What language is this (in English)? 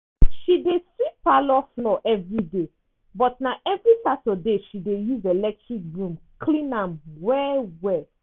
Nigerian Pidgin